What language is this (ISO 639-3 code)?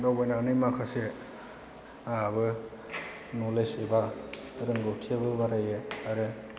brx